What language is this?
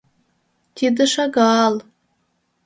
Mari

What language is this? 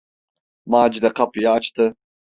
Turkish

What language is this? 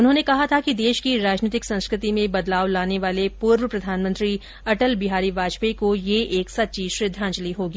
Hindi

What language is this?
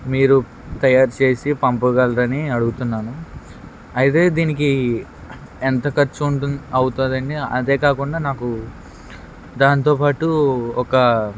Telugu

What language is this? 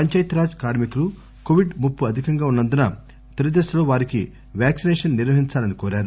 Telugu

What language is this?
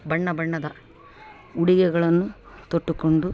Kannada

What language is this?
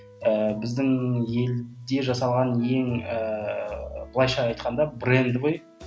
Kazakh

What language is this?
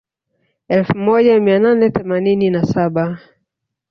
Swahili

